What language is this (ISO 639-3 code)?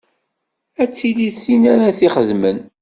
kab